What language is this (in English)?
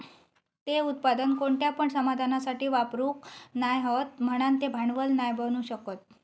Marathi